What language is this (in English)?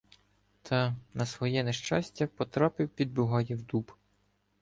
Ukrainian